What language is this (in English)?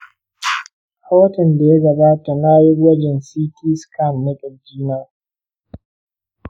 Hausa